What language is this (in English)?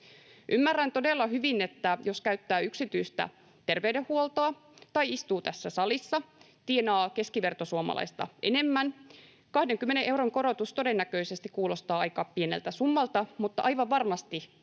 Finnish